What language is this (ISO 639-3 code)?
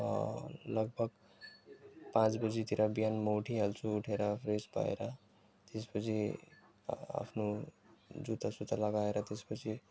nep